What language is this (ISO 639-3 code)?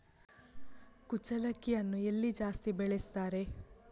kan